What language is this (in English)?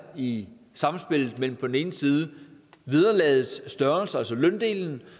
Danish